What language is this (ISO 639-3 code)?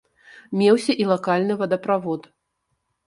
bel